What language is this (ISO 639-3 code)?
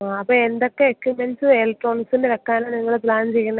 mal